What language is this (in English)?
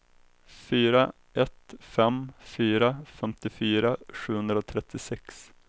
Swedish